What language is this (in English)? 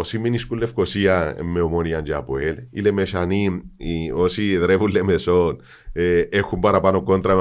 Greek